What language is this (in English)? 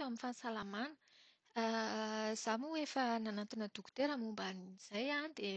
Malagasy